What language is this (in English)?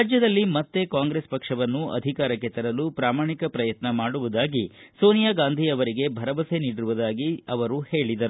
Kannada